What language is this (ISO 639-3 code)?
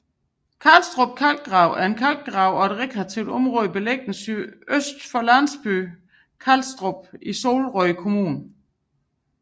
dan